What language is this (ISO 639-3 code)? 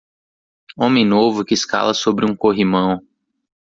por